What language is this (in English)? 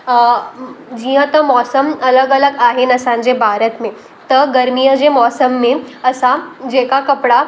Sindhi